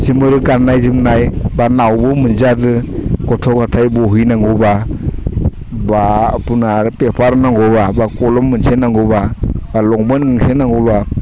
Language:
Bodo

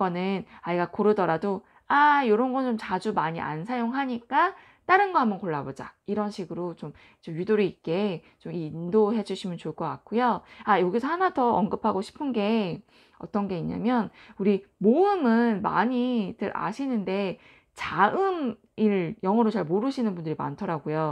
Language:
Korean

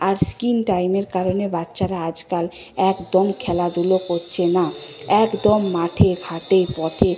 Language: Bangla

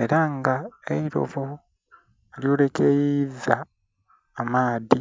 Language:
Soga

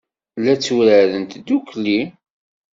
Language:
Kabyle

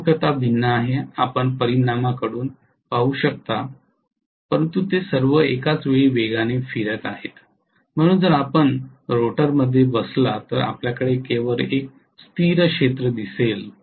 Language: Marathi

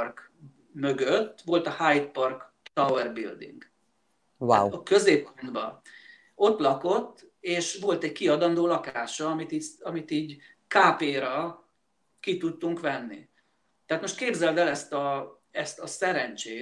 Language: Hungarian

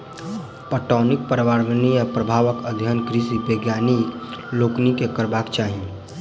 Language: Maithili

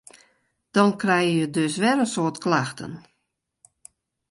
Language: Western Frisian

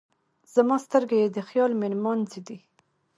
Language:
Pashto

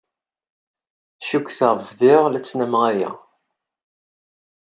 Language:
Kabyle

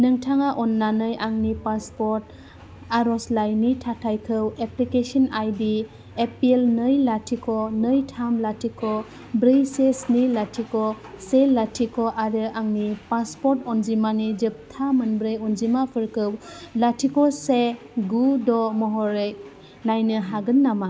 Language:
Bodo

